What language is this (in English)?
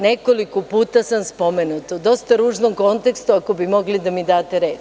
Serbian